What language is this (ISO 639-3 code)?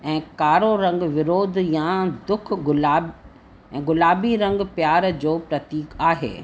snd